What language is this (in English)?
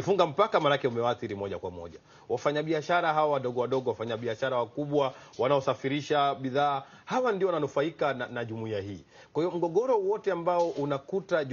Swahili